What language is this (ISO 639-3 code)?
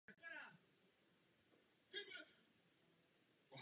ces